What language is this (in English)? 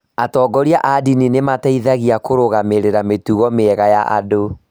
Kikuyu